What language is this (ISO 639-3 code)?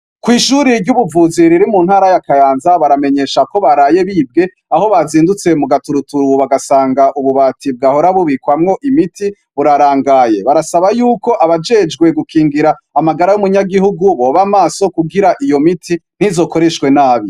run